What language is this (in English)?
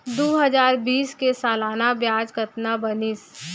Chhattisgarhi